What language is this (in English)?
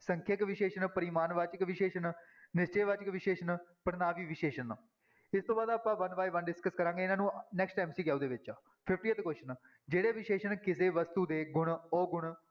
Punjabi